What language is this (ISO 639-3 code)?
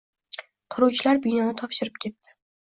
uzb